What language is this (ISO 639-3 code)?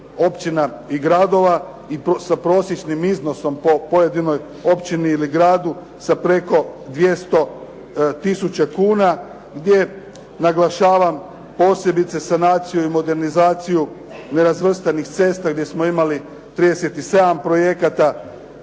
hrv